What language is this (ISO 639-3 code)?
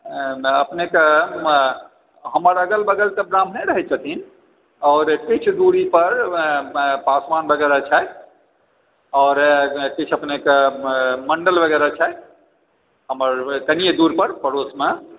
mai